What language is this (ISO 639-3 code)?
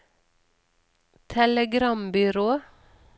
nor